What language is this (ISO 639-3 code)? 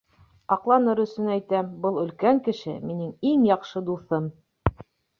bak